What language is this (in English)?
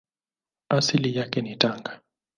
Swahili